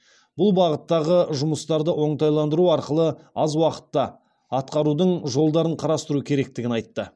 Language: Kazakh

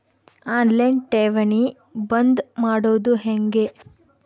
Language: Kannada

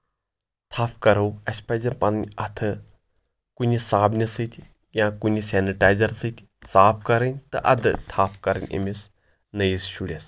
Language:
Kashmiri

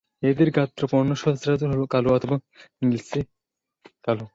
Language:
Bangla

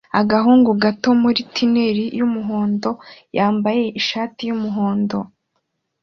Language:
Kinyarwanda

